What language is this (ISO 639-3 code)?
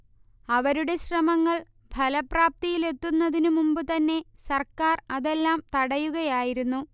mal